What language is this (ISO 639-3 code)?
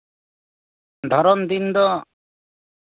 sat